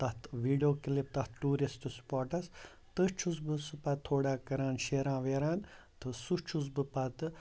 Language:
Kashmiri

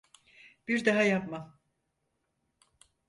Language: Turkish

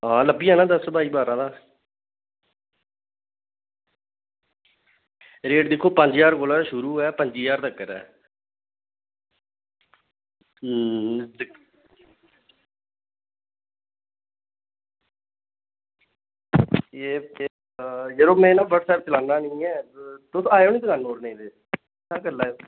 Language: Dogri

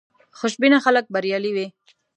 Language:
Pashto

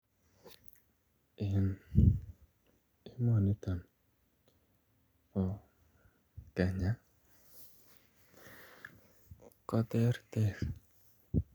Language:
Kalenjin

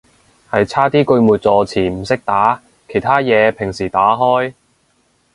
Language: Cantonese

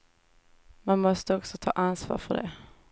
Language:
Swedish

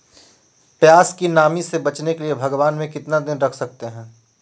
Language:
Magahi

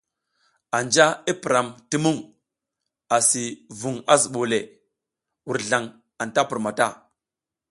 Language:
South Giziga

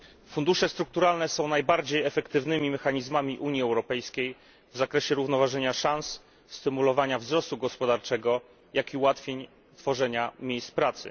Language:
Polish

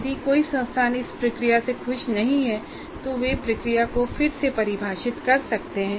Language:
Hindi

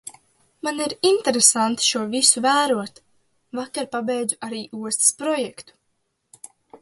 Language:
Latvian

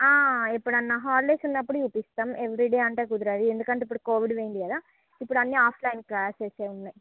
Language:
Telugu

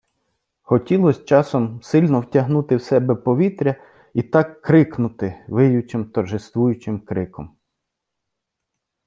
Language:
Ukrainian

